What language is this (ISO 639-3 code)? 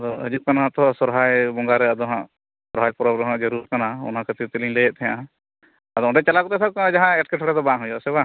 sat